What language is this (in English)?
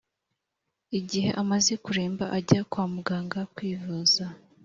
Kinyarwanda